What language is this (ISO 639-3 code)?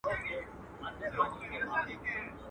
pus